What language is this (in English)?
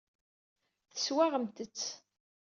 Kabyle